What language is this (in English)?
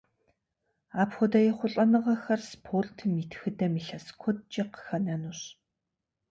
Kabardian